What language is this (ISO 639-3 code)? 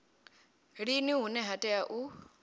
ven